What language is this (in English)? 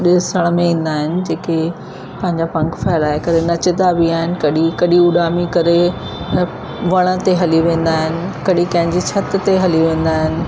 Sindhi